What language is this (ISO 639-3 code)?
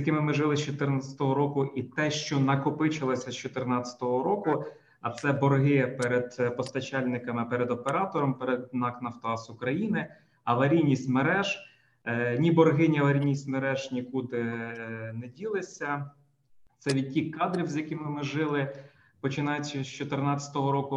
ukr